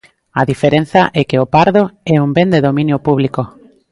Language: Galician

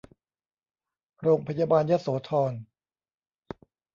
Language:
Thai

